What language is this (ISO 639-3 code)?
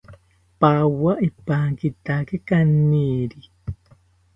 cpy